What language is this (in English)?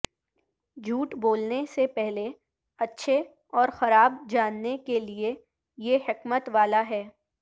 Urdu